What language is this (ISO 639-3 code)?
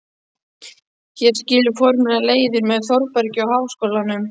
isl